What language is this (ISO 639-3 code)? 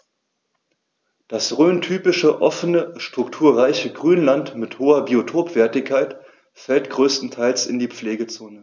deu